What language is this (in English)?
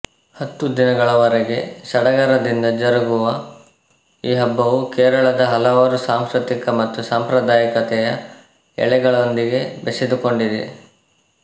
Kannada